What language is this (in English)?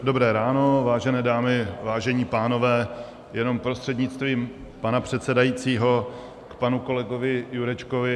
Czech